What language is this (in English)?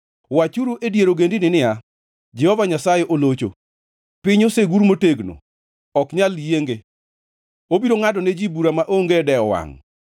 Luo (Kenya and Tanzania)